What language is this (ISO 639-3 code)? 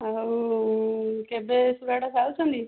ori